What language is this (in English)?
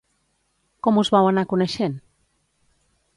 Catalan